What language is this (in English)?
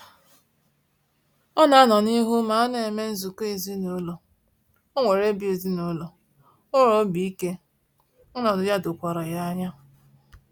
Igbo